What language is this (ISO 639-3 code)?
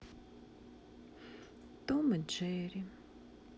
rus